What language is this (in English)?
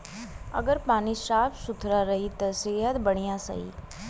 Bhojpuri